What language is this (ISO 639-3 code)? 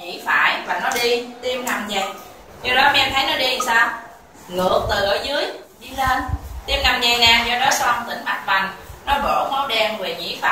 vie